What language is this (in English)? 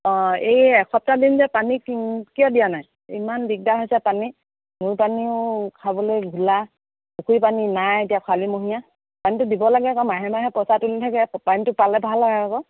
Assamese